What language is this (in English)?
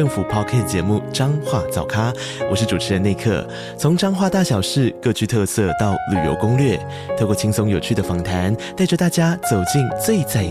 Chinese